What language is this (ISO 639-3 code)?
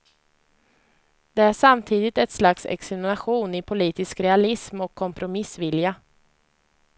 swe